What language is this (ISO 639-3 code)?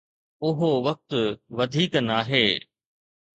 snd